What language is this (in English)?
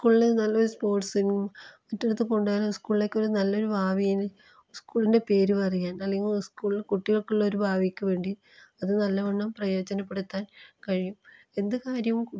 Malayalam